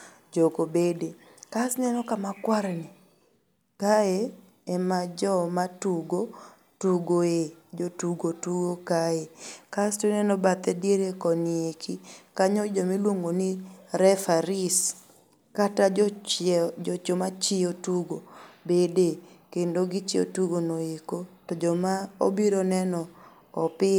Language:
Luo (Kenya and Tanzania)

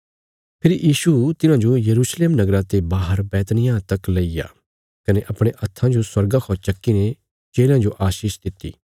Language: Bilaspuri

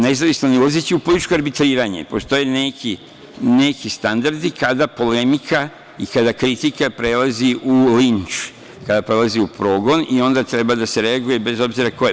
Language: Serbian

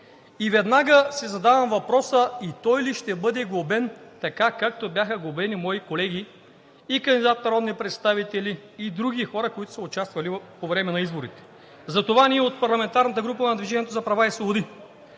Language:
Bulgarian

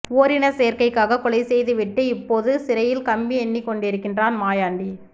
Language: Tamil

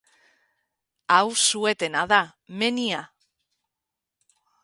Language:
Basque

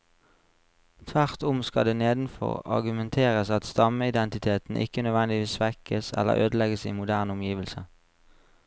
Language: Norwegian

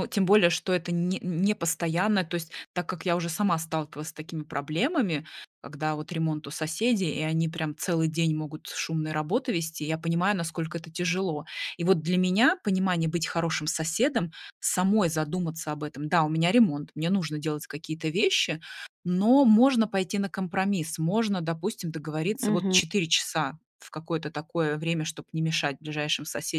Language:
Russian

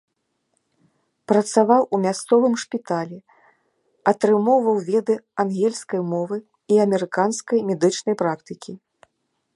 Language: Belarusian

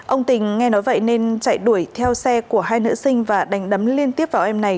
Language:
Vietnamese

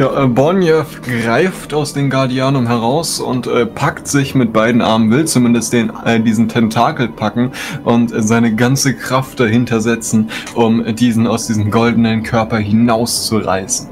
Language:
German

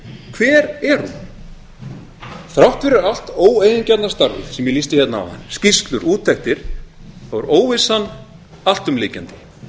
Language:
Icelandic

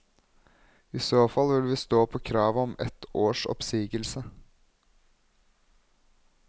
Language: Norwegian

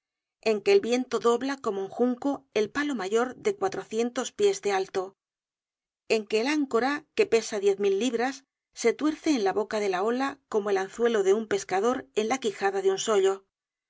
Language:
Spanish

